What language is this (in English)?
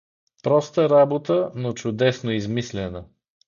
Bulgarian